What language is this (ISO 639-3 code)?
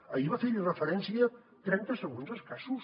cat